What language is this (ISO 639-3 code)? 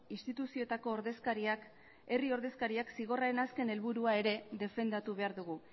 eus